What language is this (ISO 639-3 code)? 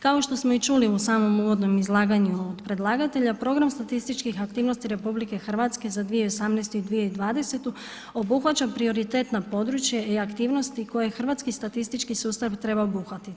hrv